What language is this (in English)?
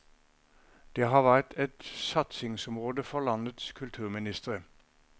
Norwegian